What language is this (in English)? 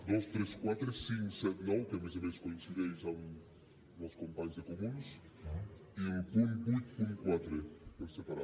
Catalan